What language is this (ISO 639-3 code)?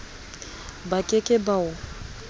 sot